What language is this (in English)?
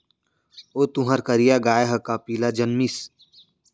Chhattisgarhi